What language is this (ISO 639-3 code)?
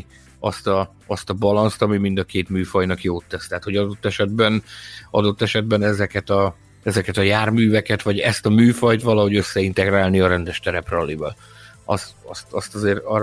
hun